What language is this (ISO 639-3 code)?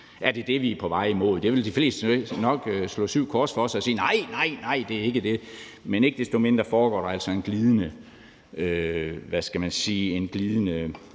dan